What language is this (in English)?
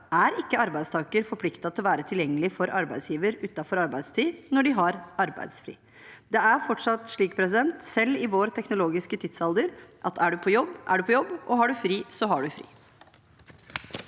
Norwegian